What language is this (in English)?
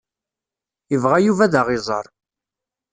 Kabyle